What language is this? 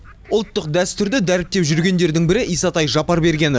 Kazakh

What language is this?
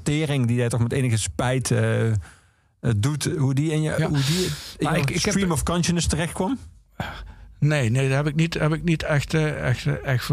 Dutch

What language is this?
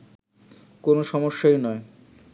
Bangla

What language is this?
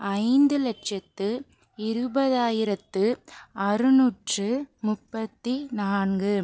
Tamil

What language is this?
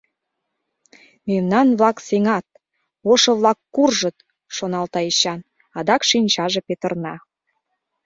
Mari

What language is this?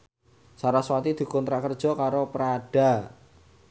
Javanese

